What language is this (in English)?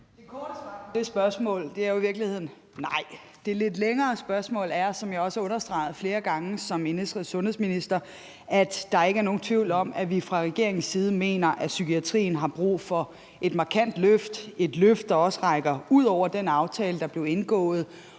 Danish